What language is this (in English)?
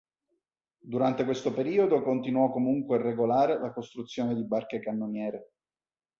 Italian